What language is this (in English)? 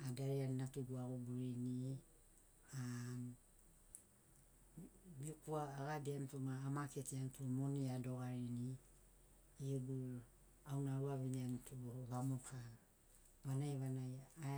Sinaugoro